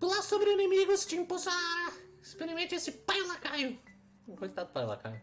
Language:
Portuguese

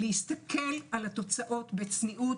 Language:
Hebrew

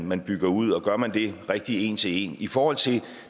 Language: Danish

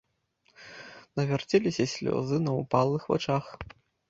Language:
Belarusian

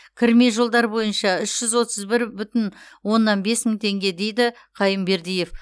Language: Kazakh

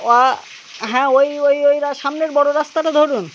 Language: Bangla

